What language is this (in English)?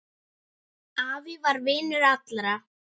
Icelandic